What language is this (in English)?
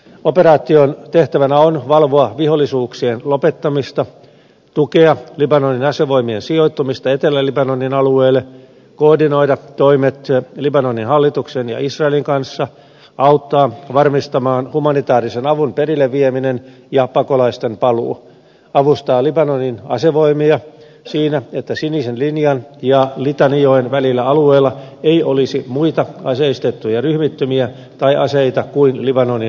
Finnish